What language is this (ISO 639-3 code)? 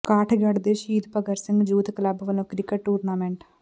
pan